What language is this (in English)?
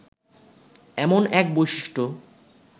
Bangla